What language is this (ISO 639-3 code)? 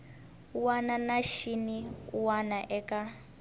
tso